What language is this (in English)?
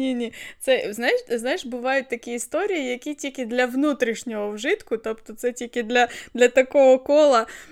Ukrainian